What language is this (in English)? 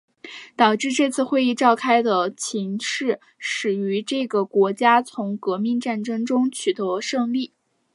Chinese